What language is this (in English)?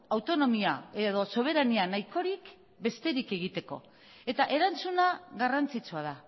Basque